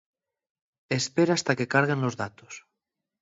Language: Asturian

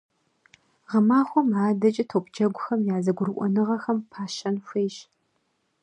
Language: Kabardian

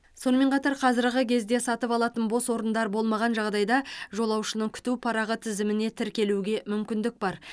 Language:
Kazakh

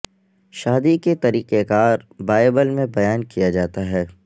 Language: Urdu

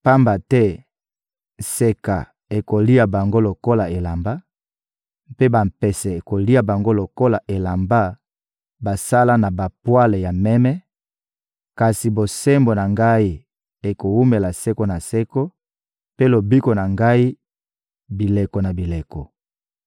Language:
Lingala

